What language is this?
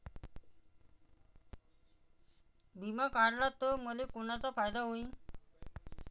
Marathi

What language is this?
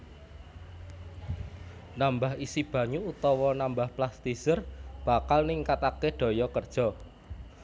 Javanese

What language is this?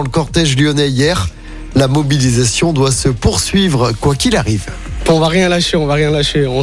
French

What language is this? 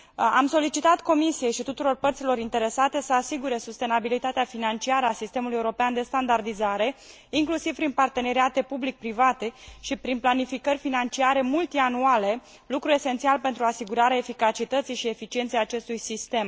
Romanian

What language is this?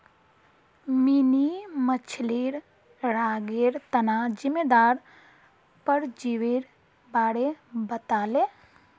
Magahi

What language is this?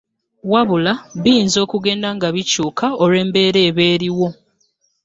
Ganda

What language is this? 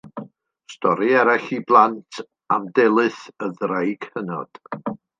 Welsh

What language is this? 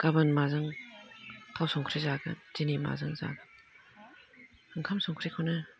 Bodo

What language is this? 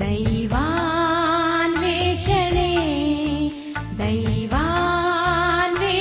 Kannada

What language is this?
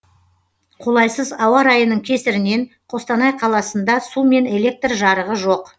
Kazakh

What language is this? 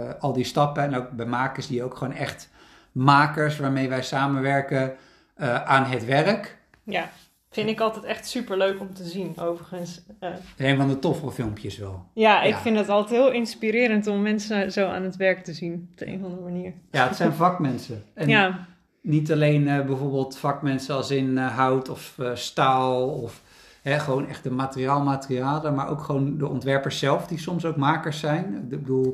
Dutch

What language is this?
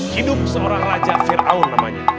Indonesian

